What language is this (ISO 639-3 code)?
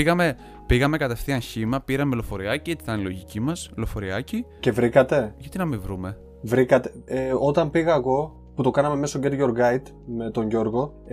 ell